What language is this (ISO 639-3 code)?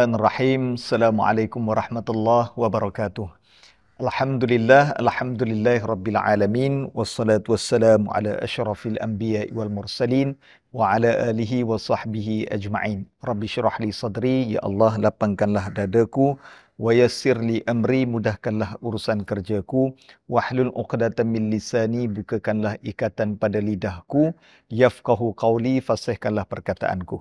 msa